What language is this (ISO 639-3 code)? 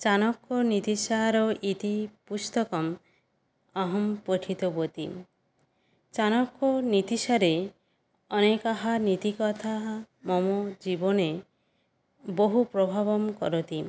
san